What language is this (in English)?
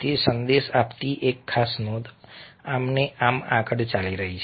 Gujarati